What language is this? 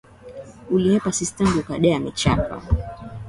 Swahili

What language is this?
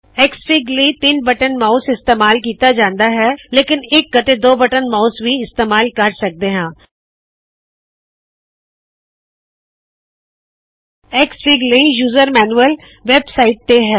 Punjabi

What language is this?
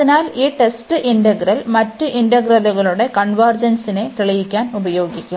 Malayalam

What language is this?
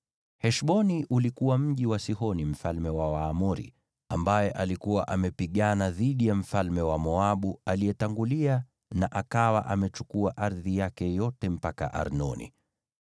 Swahili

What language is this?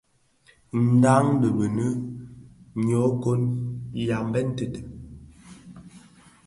Bafia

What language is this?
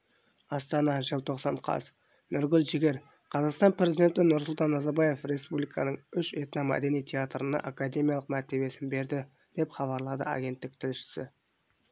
Kazakh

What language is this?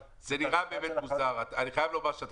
Hebrew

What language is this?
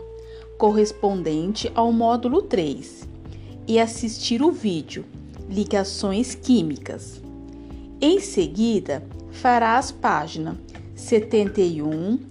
Portuguese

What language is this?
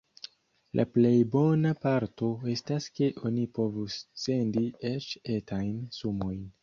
Esperanto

